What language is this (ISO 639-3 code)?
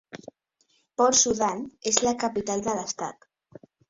cat